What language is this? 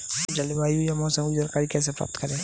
Hindi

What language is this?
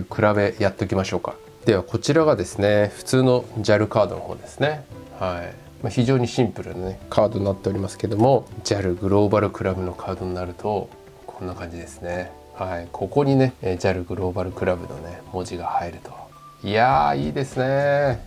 Japanese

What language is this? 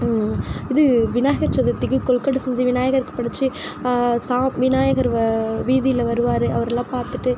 Tamil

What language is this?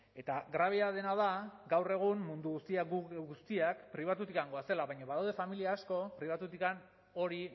Basque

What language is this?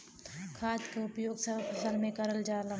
Bhojpuri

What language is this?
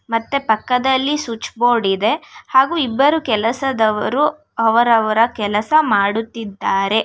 Kannada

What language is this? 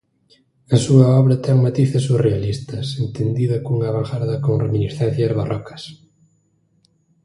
Galician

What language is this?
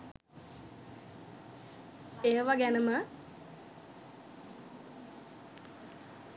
Sinhala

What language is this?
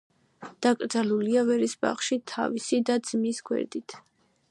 Georgian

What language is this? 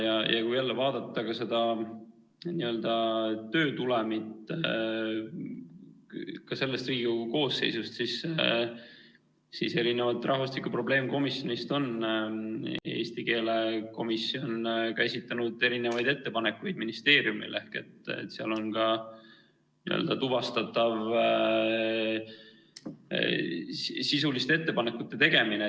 Estonian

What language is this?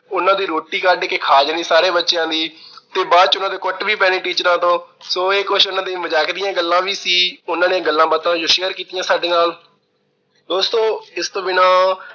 Punjabi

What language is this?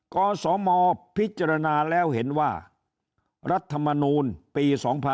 Thai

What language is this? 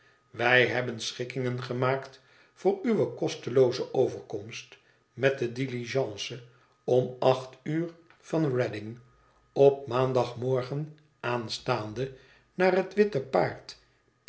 Dutch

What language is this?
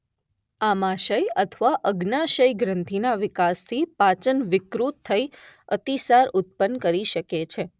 Gujarati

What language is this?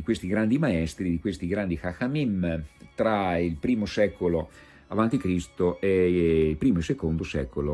Italian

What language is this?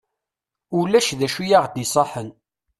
Kabyle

